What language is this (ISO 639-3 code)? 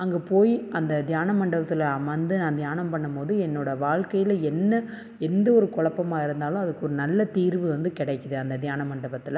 tam